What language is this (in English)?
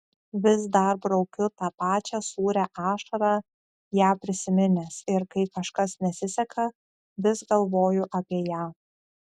Lithuanian